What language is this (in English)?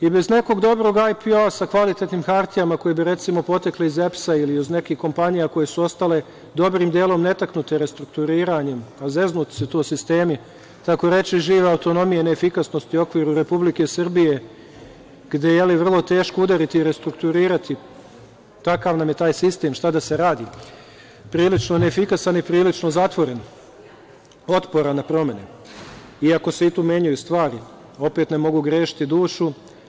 Serbian